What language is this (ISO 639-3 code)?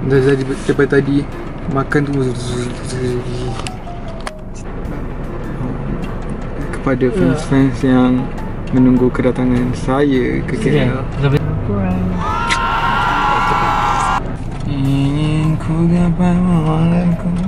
msa